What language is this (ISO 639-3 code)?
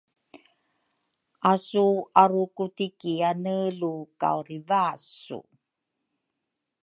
dru